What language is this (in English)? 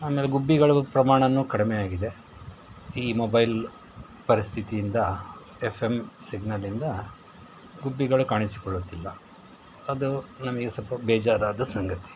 Kannada